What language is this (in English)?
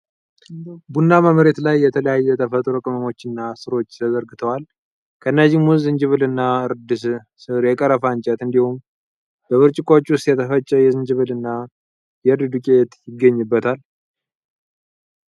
Amharic